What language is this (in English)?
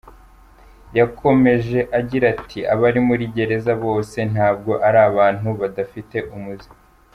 Kinyarwanda